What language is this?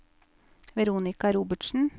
Norwegian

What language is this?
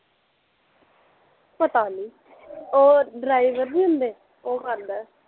Punjabi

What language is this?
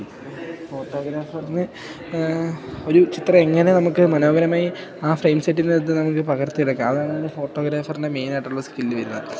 Malayalam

